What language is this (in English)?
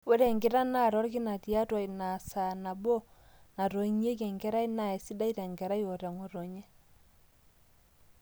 Masai